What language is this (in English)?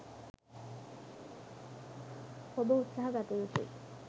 Sinhala